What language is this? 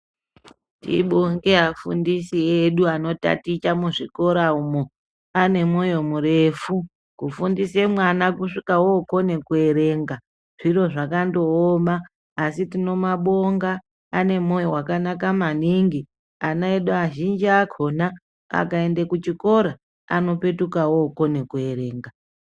Ndau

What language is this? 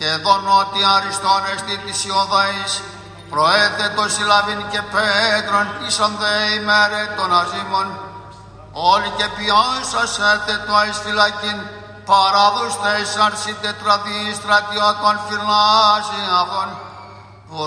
Greek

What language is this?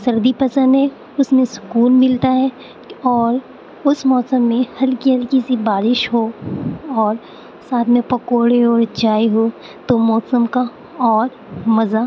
Urdu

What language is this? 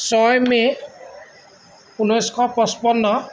Assamese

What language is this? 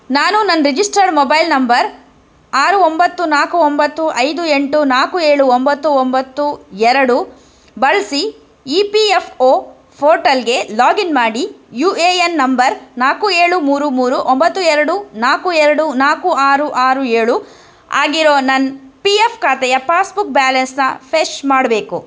Kannada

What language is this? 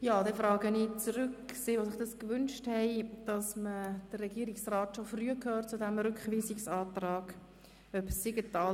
Swiss German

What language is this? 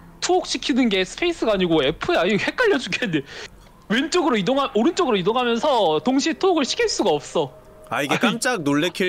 Korean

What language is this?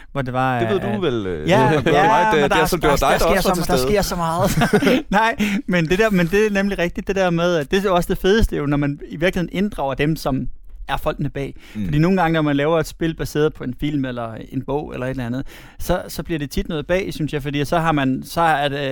Danish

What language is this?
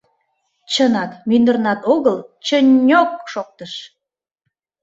Mari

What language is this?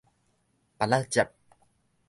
Min Nan Chinese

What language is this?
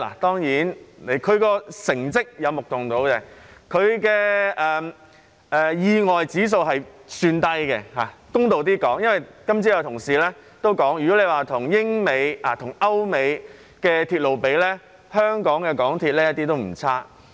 Cantonese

